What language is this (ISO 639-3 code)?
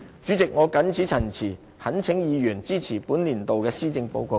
yue